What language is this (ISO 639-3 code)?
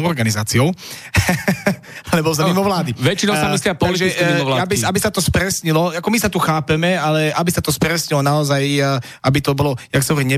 slk